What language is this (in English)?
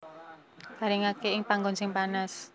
Javanese